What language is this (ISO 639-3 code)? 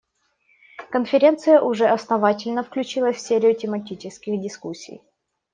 rus